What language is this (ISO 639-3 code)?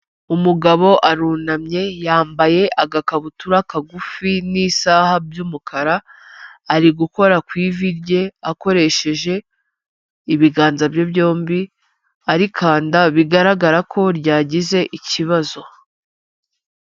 kin